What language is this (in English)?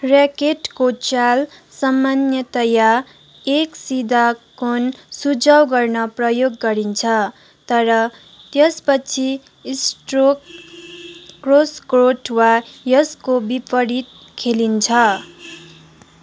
Nepali